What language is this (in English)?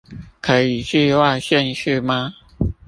Chinese